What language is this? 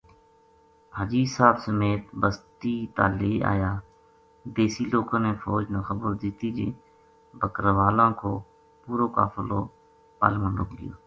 Gujari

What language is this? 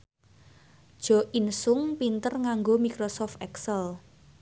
Javanese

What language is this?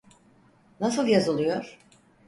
Turkish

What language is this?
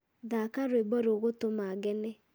Kikuyu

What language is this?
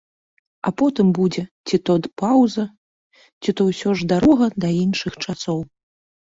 Belarusian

